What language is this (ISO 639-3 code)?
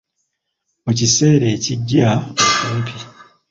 lug